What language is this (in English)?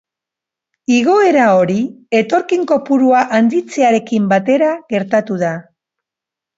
Basque